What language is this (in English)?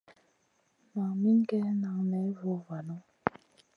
Masana